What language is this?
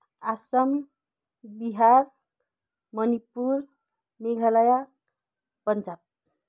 Nepali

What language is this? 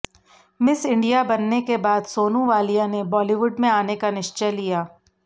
Hindi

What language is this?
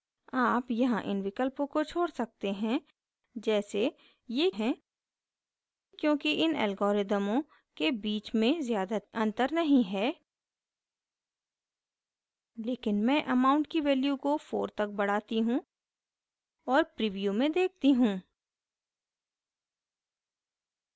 Hindi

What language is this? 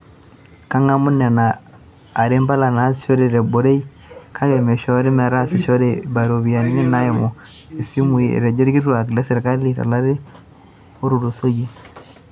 Masai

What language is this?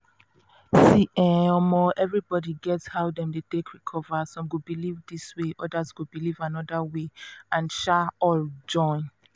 Nigerian Pidgin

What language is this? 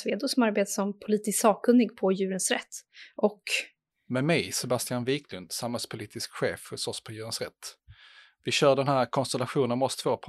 Swedish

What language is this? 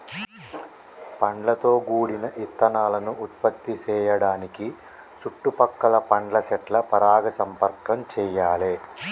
Telugu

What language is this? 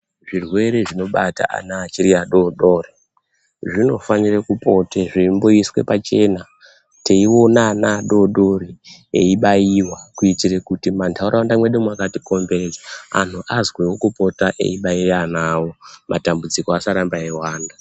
Ndau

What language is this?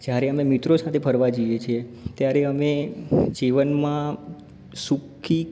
Gujarati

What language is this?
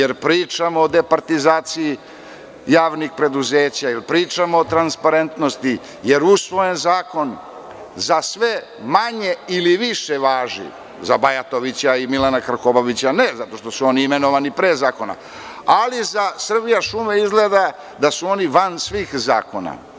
Serbian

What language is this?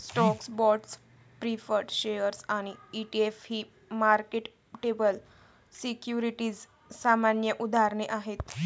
Marathi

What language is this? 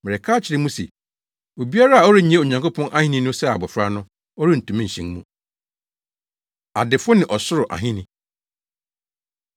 Akan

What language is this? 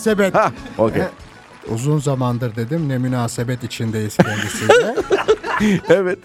Turkish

